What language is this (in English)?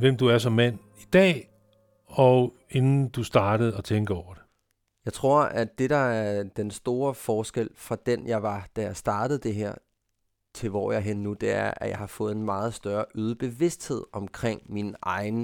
Danish